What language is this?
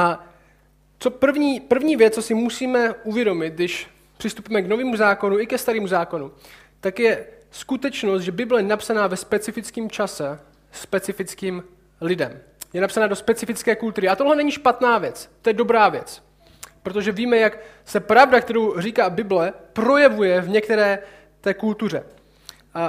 Czech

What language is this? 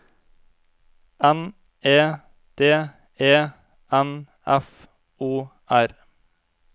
Norwegian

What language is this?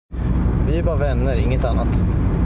Swedish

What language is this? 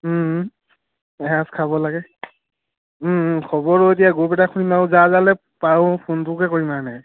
Assamese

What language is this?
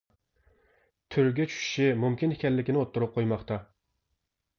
Uyghur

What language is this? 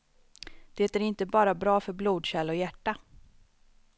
Swedish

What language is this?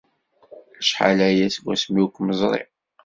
Kabyle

